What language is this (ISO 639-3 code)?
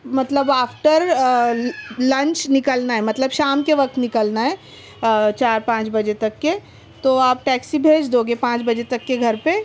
urd